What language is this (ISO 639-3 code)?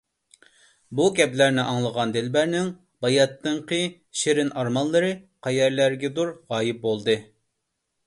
uig